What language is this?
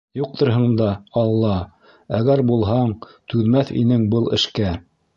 Bashkir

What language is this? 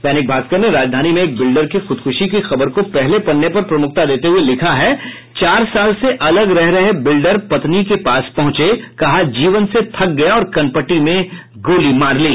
Hindi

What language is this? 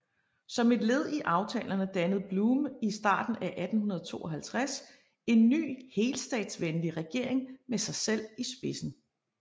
Danish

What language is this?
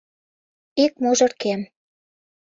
Mari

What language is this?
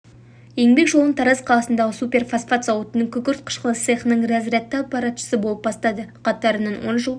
Kazakh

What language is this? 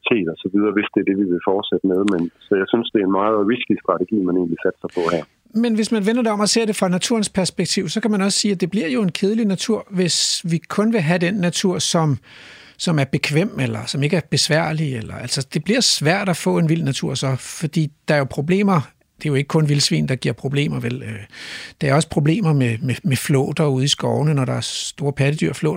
Danish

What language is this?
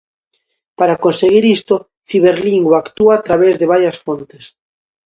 Galician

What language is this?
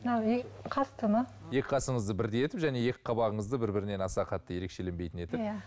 Kazakh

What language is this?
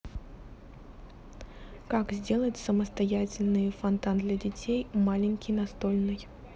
Russian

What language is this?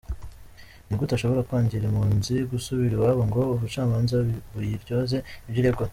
Kinyarwanda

